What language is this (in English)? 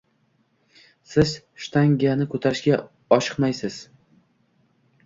Uzbek